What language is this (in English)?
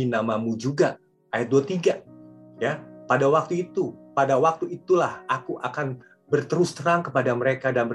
Indonesian